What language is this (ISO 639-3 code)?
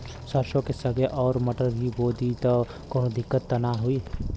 bho